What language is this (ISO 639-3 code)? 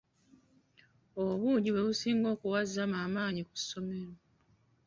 lug